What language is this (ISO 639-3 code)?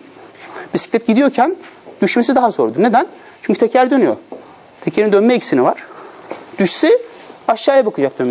tur